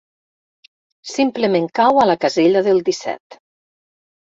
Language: Catalan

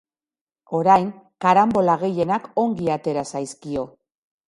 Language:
Basque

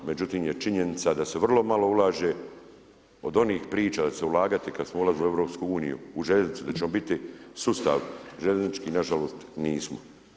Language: Croatian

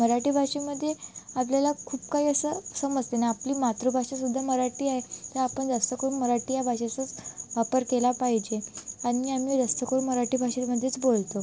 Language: Marathi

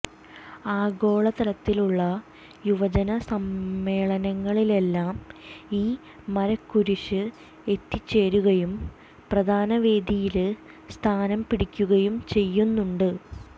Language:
Malayalam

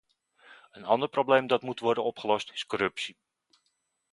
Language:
Dutch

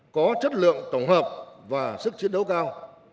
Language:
Vietnamese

